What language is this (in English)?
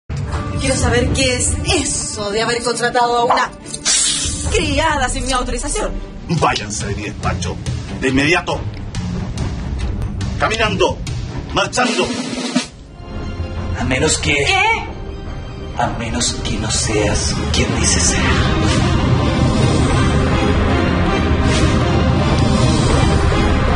Spanish